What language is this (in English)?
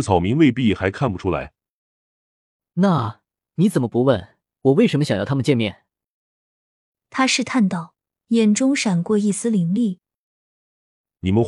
Chinese